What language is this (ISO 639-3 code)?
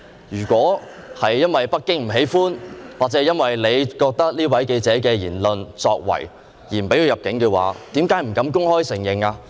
yue